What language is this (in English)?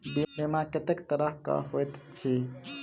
Maithili